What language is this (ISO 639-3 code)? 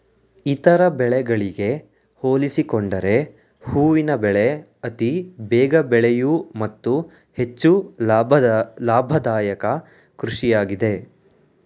kan